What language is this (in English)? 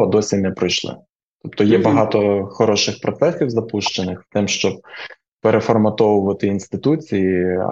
Ukrainian